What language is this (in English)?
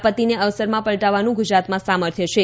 Gujarati